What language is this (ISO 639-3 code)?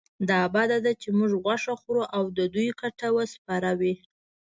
pus